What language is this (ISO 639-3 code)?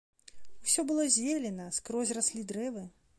bel